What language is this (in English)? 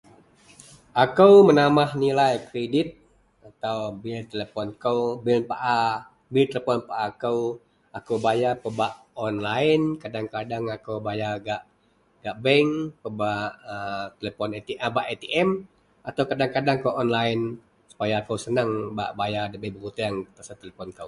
Central Melanau